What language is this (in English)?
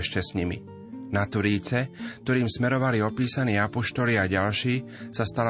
Slovak